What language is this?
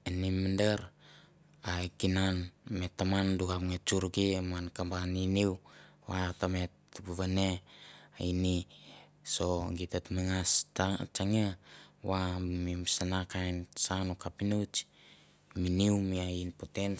Mandara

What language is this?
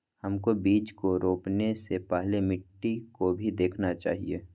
Magahi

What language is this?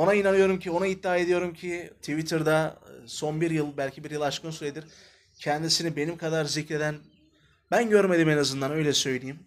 Turkish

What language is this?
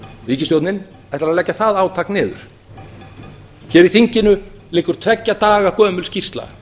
Icelandic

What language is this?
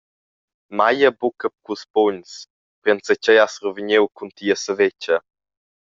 Romansh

